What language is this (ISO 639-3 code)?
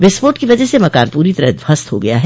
hin